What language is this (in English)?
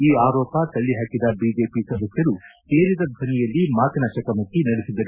Kannada